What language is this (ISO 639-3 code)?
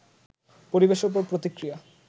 ben